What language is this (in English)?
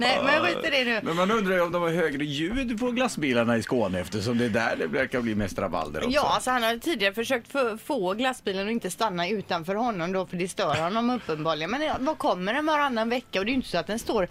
Swedish